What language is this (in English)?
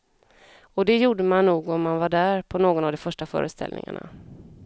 Swedish